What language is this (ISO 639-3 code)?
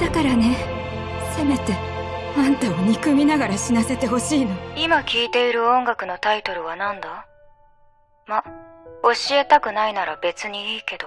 jpn